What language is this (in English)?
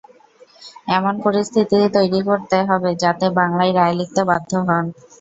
Bangla